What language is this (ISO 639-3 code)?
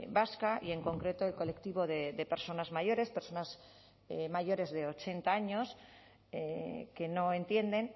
spa